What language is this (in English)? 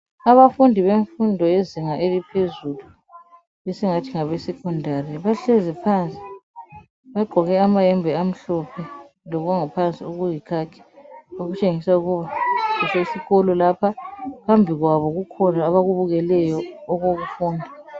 North Ndebele